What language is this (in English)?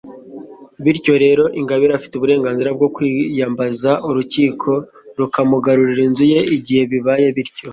Kinyarwanda